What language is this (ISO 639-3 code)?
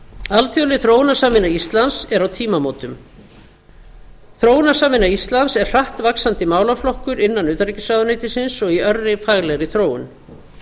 isl